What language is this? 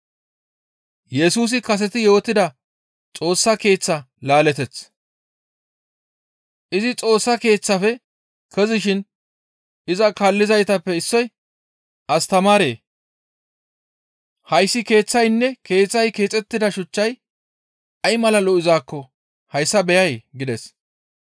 Gamo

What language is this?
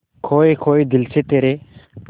Hindi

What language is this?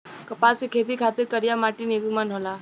Bhojpuri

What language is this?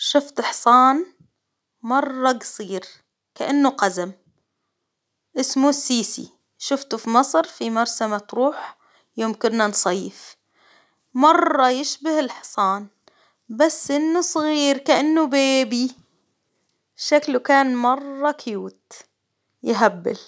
Hijazi Arabic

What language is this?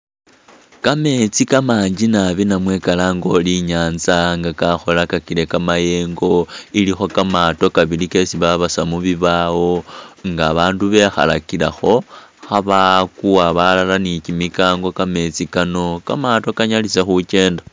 Masaaba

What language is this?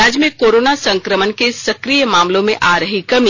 Hindi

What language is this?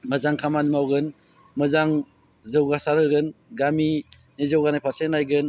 Bodo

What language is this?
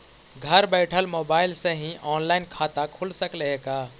Magahi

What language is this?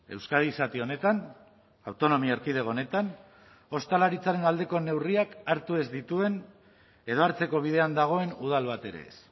Basque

